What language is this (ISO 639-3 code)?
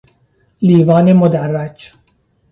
fas